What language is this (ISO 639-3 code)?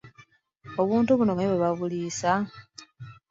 lug